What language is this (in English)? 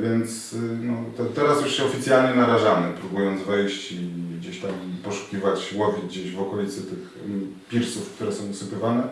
Polish